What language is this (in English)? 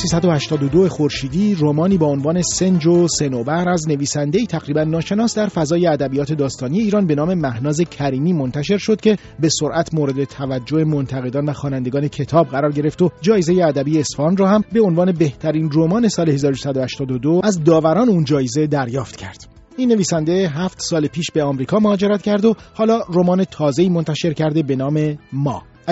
Persian